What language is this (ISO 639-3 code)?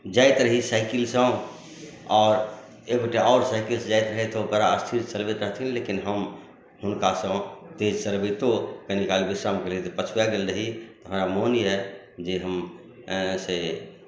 mai